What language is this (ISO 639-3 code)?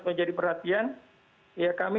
ind